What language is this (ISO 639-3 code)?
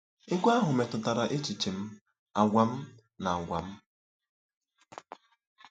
ibo